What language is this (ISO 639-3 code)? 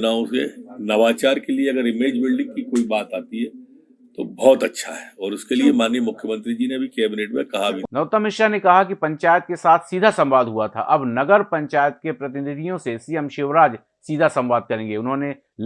hin